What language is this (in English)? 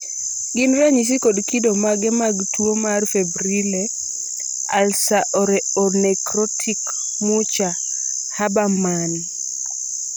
Luo (Kenya and Tanzania)